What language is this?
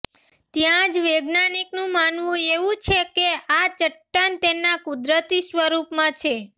Gujarati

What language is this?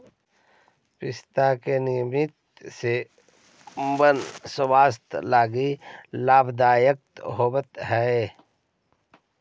Magahi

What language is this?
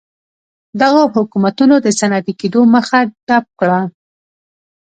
Pashto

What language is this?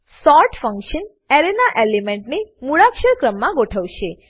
Gujarati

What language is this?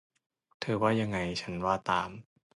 Thai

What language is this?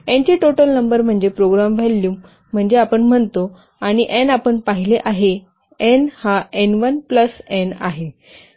Marathi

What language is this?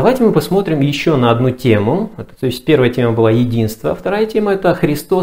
Russian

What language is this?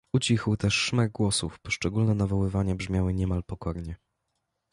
Polish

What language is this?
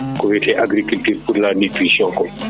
Fula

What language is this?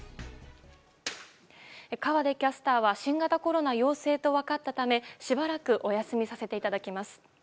Japanese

